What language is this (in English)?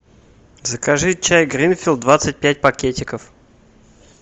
Russian